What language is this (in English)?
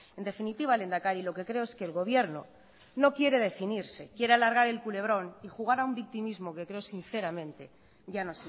Spanish